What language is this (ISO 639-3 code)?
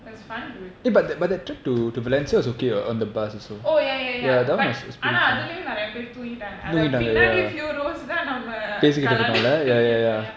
eng